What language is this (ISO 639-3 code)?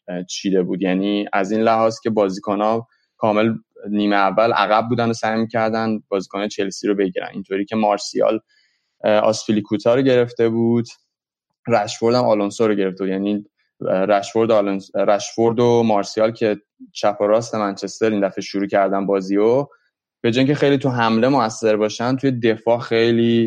fas